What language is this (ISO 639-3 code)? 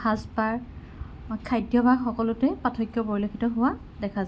asm